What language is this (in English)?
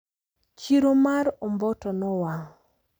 Luo (Kenya and Tanzania)